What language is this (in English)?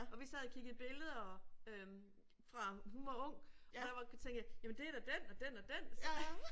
Danish